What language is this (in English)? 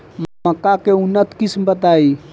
Bhojpuri